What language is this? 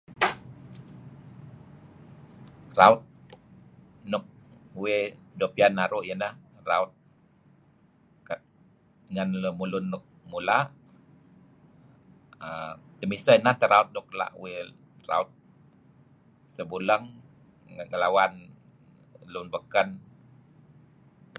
Kelabit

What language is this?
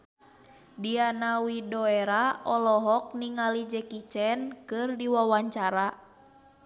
Sundanese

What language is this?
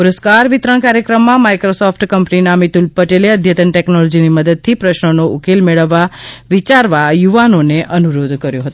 Gujarati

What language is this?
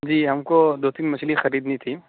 Urdu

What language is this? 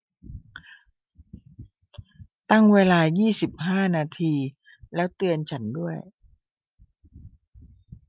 Thai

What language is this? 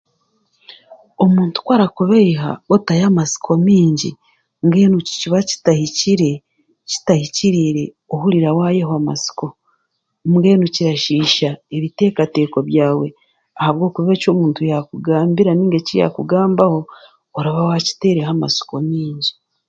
Chiga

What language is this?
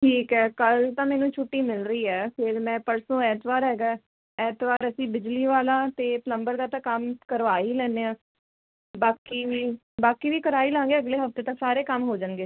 Punjabi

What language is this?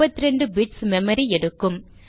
Tamil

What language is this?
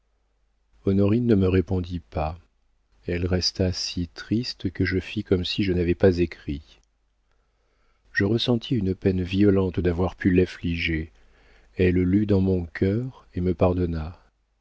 French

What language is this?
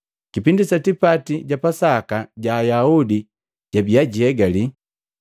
Matengo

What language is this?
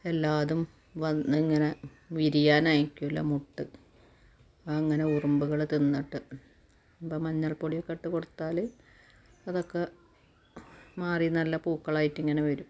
Malayalam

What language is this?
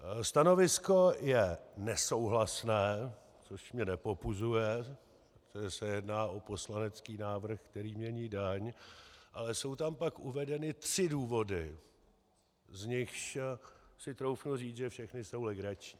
Czech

